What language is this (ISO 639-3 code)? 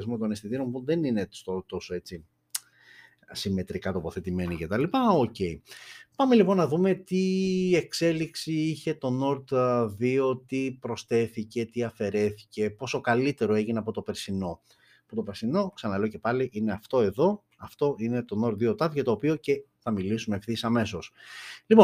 ell